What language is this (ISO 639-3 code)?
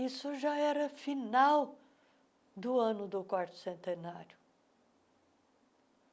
por